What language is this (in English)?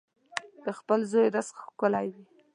Pashto